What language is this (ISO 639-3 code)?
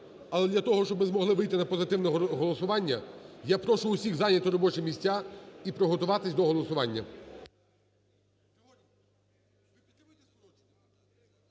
ukr